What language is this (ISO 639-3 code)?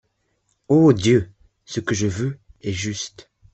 fra